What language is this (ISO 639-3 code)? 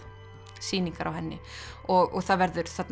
isl